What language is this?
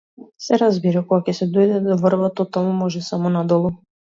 Macedonian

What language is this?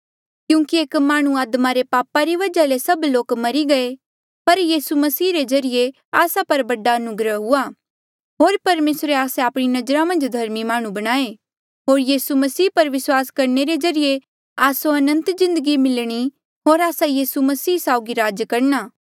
Mandeali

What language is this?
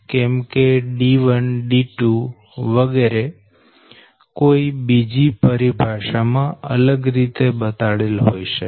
Gujarati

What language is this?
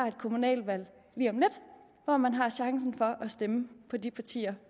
Danish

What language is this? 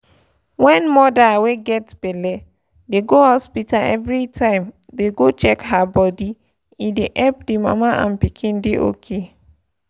Nigerian Pidgin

